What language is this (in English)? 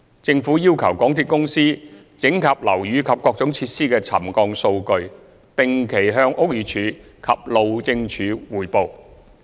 Cantonese